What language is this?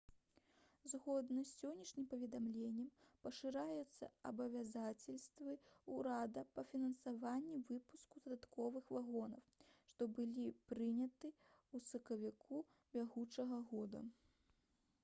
Belarusian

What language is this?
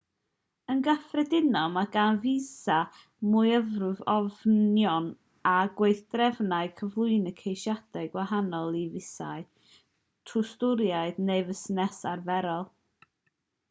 Welsh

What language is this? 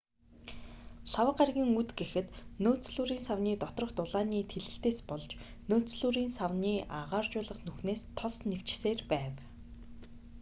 Mongolian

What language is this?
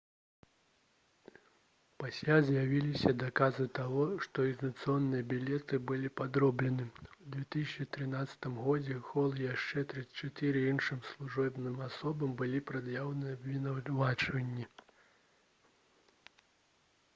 Belarusian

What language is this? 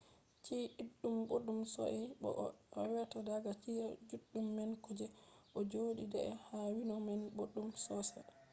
Fula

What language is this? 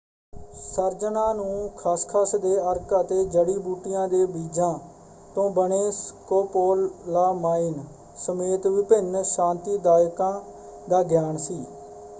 Punjabi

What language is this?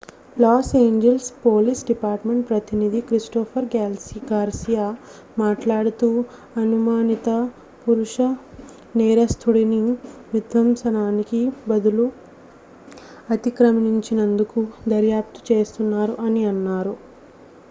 Telugu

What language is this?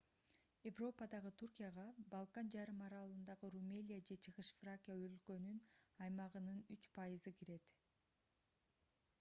Kyrgyz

